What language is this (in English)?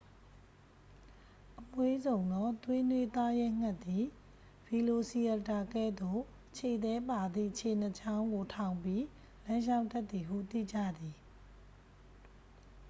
Burmese